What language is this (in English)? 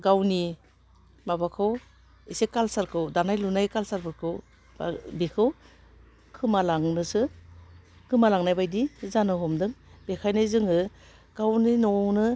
Bodo